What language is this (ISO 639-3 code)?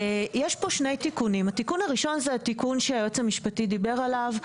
heb